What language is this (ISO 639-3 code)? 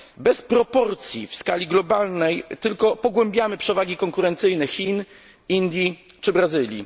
pol